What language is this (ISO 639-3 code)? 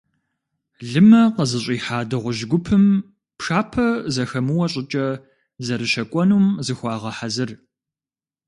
kbd